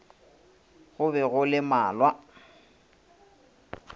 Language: Northern Sotho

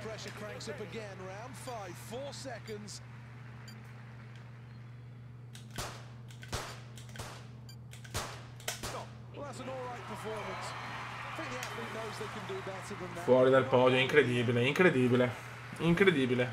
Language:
Italian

